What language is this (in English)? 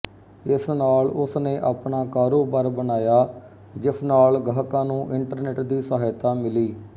Punjabi